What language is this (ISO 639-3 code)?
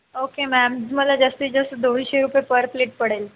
mar